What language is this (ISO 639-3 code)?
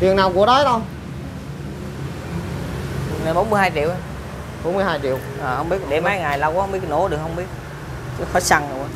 vie